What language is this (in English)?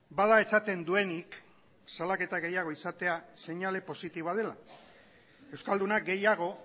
Basque